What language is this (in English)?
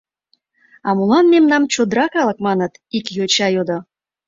Mari